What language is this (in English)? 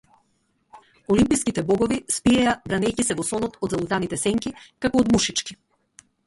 Macedonian